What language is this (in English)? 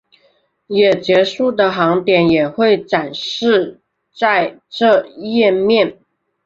Chinese